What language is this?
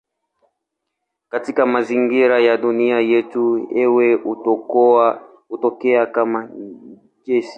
Swahili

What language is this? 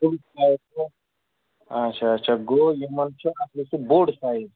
Kashmiri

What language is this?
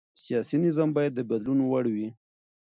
Pashto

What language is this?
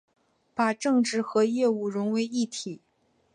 Chinese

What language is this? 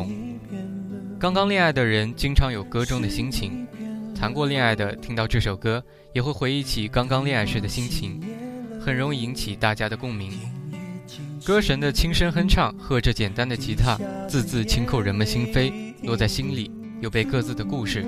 Chinese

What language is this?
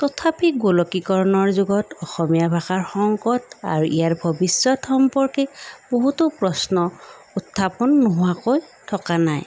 Assamese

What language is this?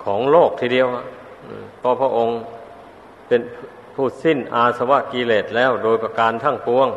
Thai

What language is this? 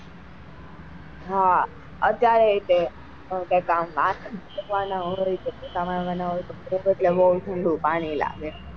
Gujarati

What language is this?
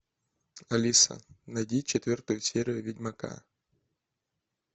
Russian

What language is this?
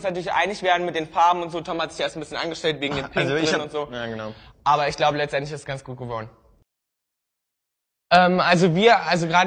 German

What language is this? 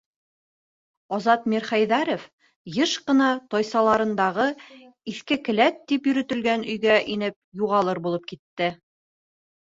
Bashkir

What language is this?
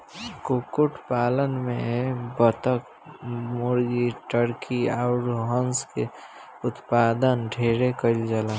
Bhojpuri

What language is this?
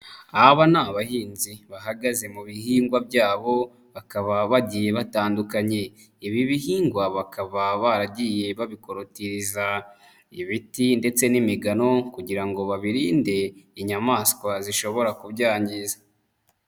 Kinyarwanda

